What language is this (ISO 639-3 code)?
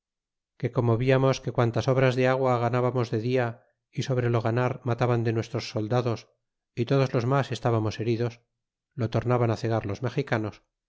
spa